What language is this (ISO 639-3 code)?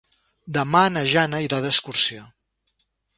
cat